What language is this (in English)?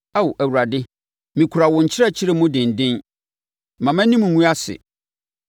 Akan